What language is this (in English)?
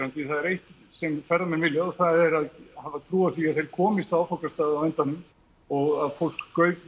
Icelandic